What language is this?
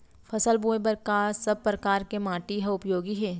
Chhattisgarhi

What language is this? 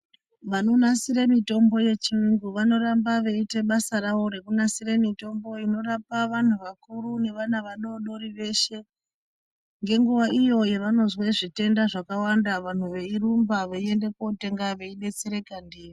Ndau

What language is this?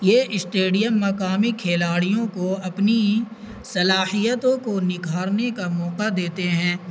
Urdu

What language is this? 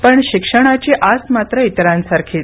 Marathi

